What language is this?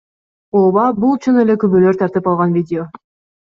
Kyrgyz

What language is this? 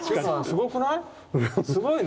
Japanese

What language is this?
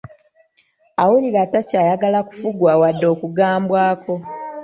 Ganda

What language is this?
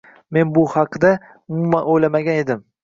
Uzbek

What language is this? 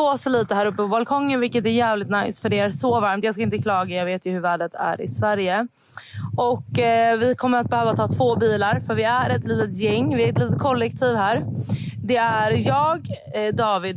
Swedish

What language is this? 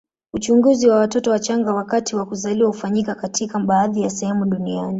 Swahili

